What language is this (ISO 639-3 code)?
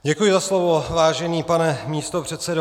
ces